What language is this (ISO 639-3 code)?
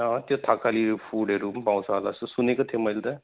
nep